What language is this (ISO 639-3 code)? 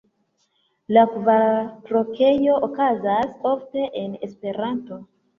epo